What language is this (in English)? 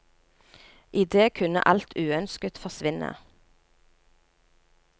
Norwegian